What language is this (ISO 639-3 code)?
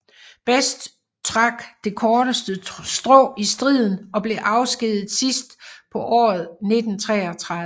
dan